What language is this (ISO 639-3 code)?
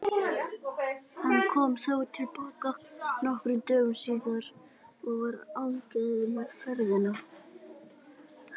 isl